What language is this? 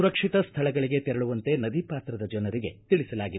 Kannada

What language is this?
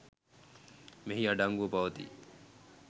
Sinhala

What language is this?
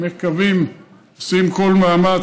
Hebrew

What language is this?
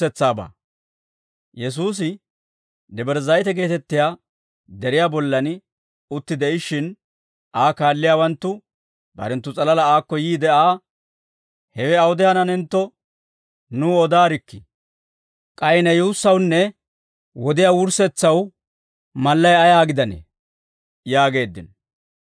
Dawro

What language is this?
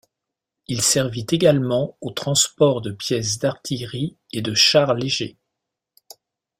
French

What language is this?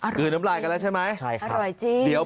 Thai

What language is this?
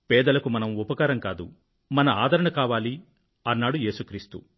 Telugu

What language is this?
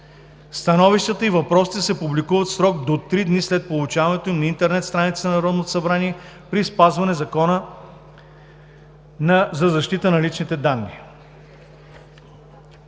Bulgarian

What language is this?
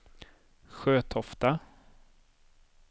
Swedish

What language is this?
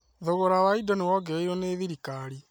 Kikuyu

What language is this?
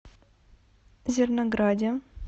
Russian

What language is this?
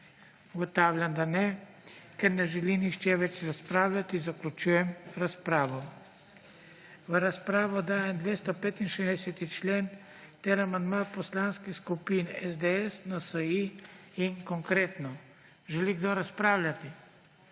Slovenian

